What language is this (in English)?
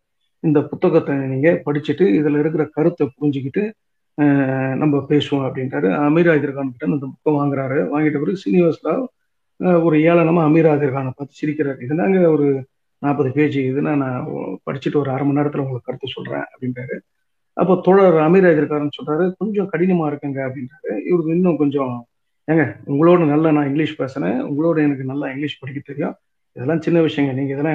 Tamil